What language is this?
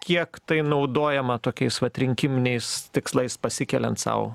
Lithuanian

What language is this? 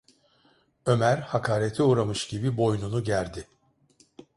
Turkish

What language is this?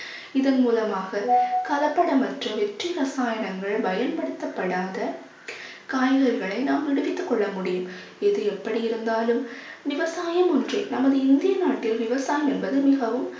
Tamil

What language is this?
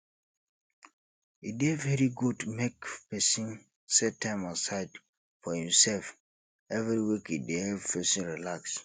Nigerian Pidgin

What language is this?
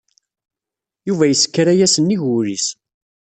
Kabyle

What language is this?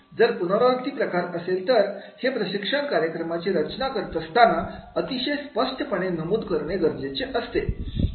Marathi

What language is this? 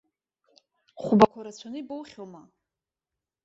Abkhazian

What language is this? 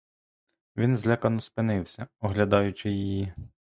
Ukrainian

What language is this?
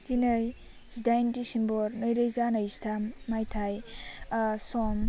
Bodo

